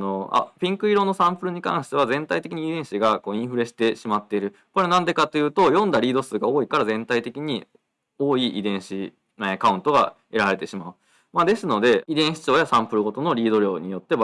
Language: Japanese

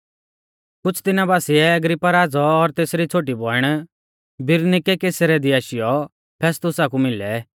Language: Mahasu Pahari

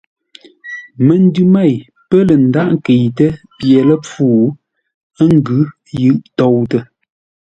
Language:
Ngombale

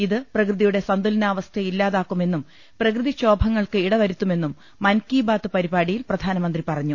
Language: Malayalam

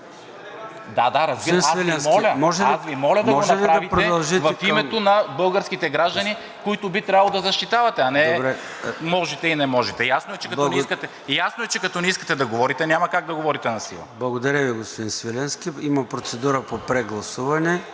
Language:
Bulgarian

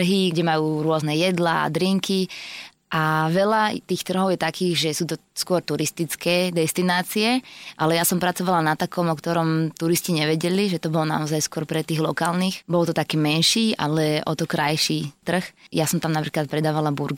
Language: Slovak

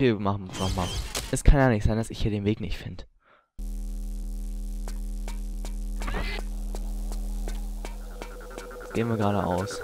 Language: German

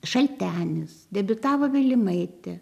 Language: Lithuanian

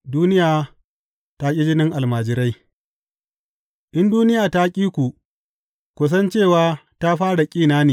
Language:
Hausa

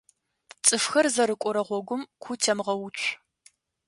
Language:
Adyghe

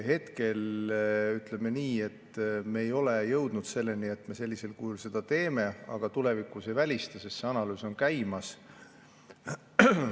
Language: Estonian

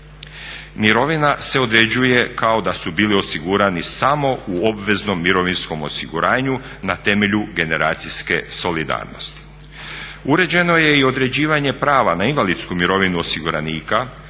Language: Croatian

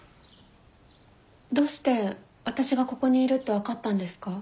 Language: Japanese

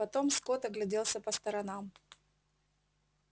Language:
Russian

